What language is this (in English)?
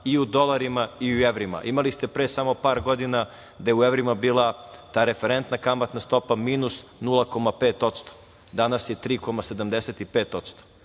Serbian